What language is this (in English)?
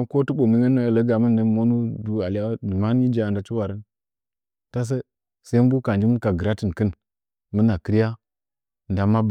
Nzanyi